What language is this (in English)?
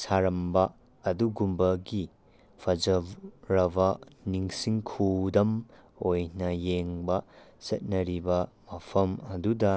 Manipuri